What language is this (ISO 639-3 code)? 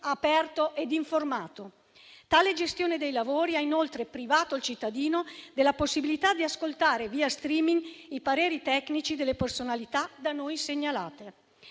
ita